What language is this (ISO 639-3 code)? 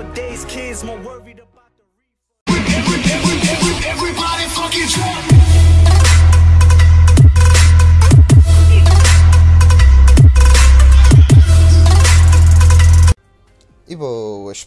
por